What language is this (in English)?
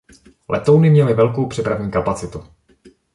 Czech